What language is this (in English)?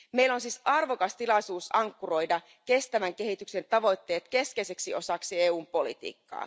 Finnish